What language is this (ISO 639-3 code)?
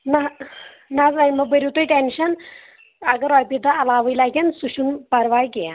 kas